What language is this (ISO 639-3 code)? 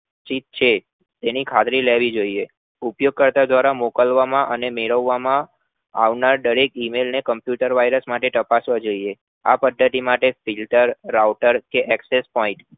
guj